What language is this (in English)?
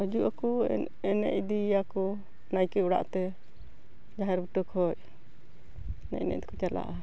Santali